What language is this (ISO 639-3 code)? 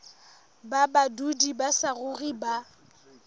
sot